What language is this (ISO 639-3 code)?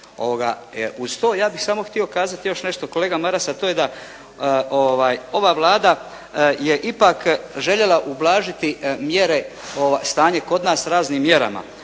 hrv